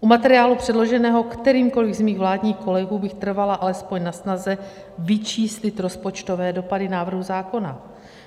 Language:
Czech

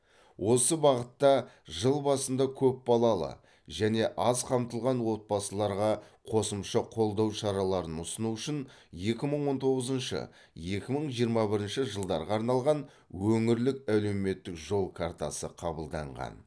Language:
Kazakh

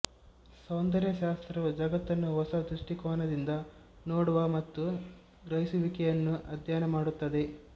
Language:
Kannada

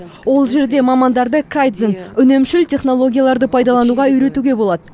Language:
Kazakh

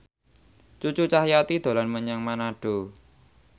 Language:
Javanese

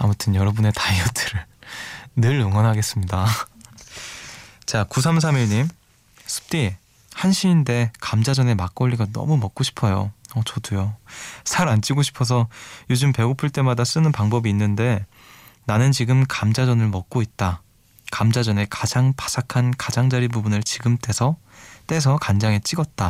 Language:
Korean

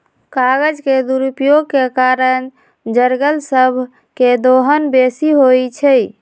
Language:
Magahi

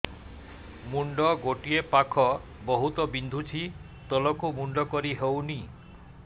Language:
Odia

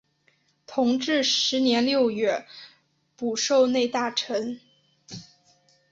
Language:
Chinese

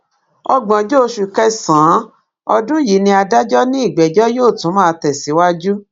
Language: Yoruba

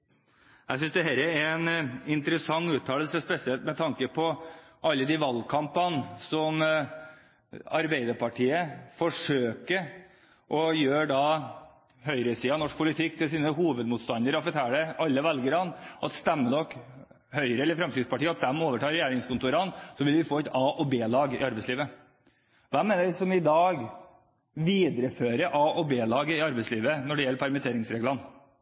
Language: Norwegian Bokmål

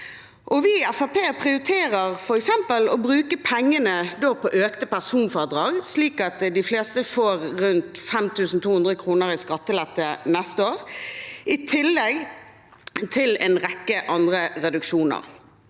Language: Norwegian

